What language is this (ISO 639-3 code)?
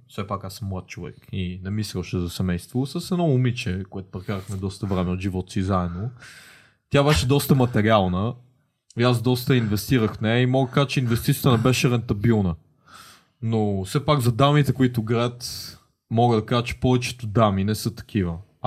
bul